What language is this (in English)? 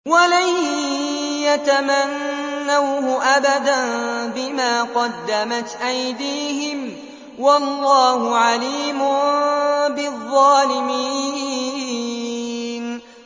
Arabic